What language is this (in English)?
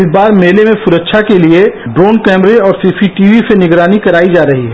Hindi